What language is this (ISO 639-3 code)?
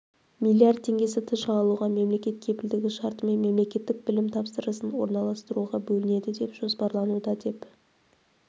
kaz